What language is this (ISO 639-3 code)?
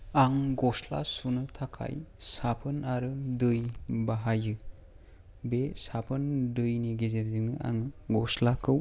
brx